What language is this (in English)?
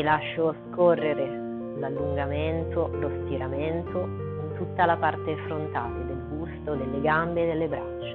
Italian